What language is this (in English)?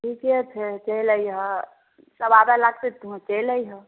Maithili